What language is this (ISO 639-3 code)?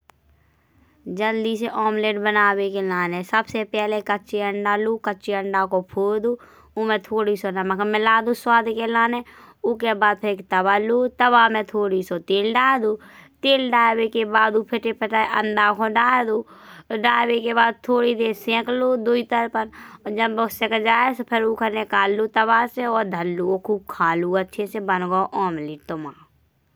bns